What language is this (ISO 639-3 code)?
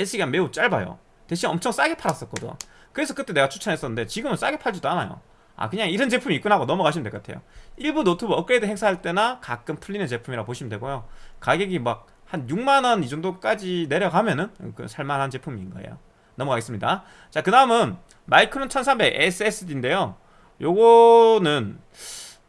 kor